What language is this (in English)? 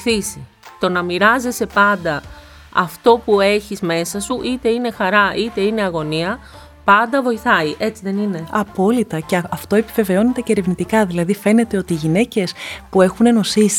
Greek